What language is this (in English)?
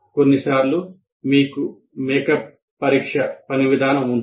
Telugu